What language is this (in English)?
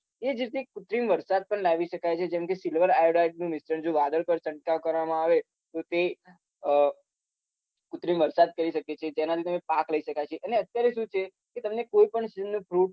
Gujarati